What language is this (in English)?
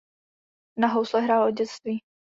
Czech